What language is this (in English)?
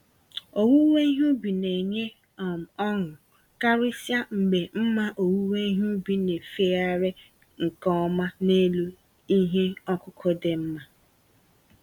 Igbo